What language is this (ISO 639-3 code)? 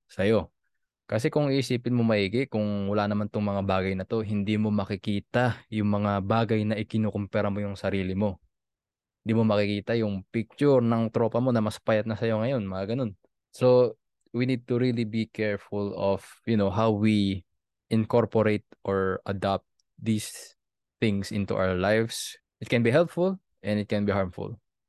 fil